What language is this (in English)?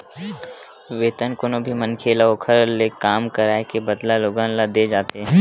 Chhattisgarhi